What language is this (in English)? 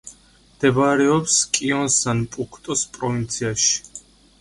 Georgian